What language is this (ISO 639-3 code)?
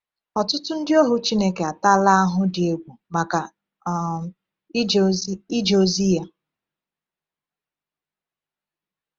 ibo